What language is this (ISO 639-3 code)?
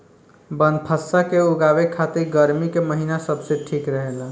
bho